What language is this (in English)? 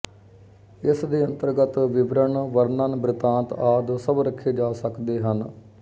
Punjabi